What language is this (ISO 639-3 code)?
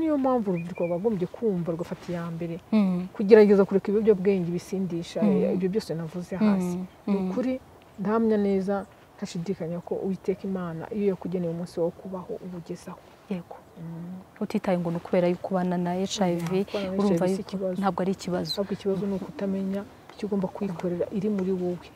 ron